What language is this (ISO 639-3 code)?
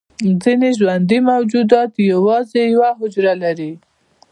pus